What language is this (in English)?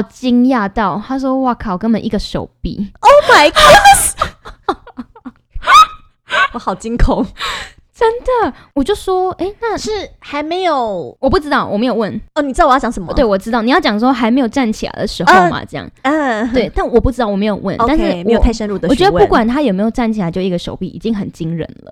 Chinese